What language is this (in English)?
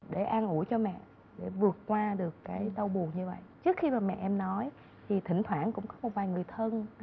Vietnamese